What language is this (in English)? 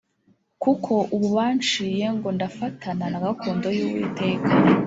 Kinyarwanda